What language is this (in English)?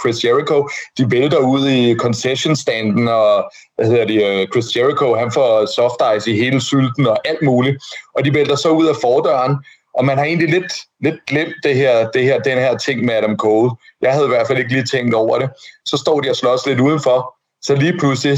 Danish